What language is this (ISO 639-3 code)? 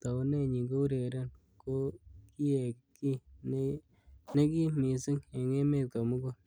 kln